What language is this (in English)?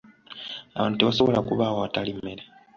Ganda